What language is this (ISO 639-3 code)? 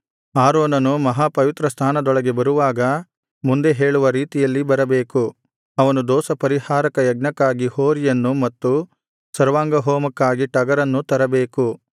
kan